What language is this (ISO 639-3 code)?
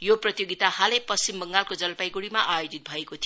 nep